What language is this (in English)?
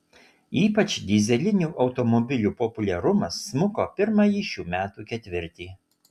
Lithuanian